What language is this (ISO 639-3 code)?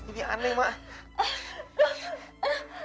ind